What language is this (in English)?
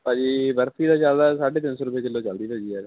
Punjabi